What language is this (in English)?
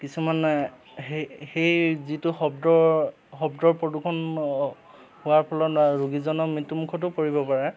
Assamese